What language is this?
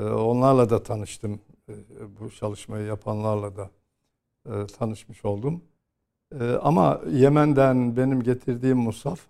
Turkish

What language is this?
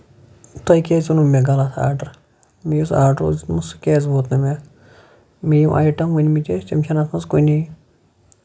Kashmiri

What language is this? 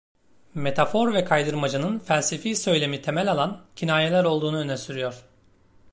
Turkish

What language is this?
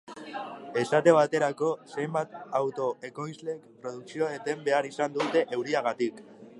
Basque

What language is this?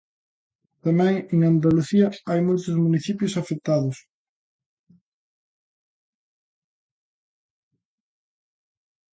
Galician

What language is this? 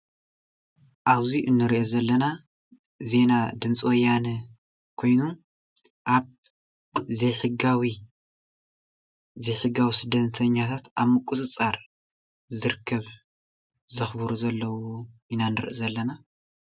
Tigrinya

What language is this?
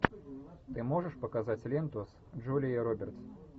Russian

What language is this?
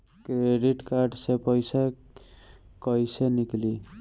Bhojpuri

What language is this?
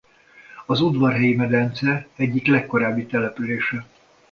Hungarian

